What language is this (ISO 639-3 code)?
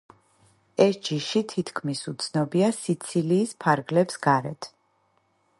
kat